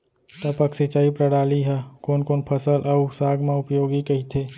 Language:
Chhattisgarhi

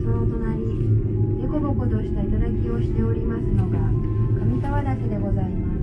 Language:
Japanese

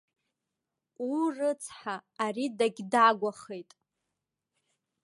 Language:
Abkhazian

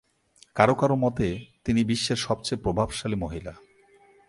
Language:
Bangla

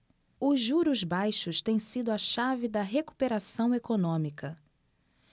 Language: Portuguese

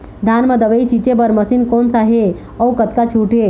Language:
Chhattisgarhi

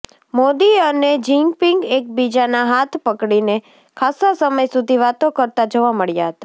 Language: Gujarati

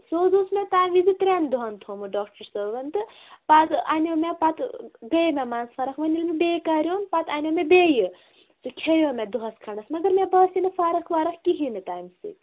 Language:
Kashmiri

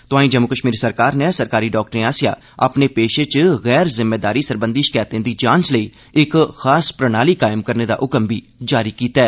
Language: Dogri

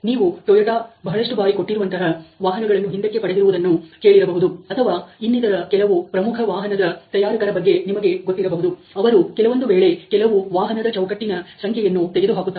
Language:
Kannada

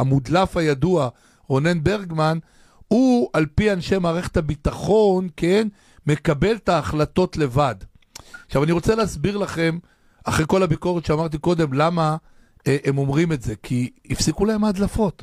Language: Hebrew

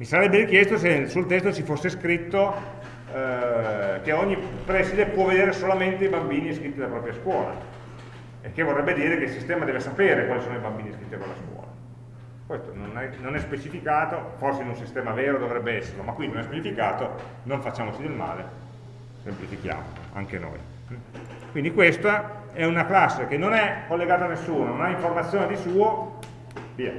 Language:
Italian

